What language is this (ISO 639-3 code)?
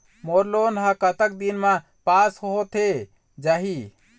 hne